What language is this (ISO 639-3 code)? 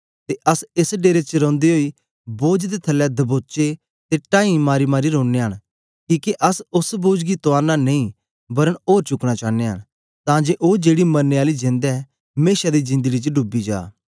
doi